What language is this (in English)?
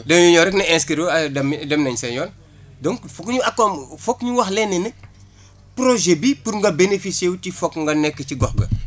Wolof